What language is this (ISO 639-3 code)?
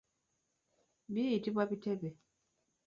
lug